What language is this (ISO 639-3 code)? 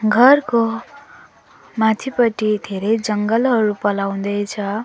nep